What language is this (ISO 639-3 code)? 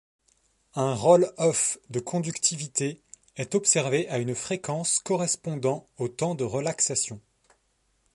fra